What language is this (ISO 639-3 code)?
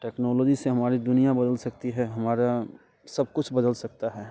hin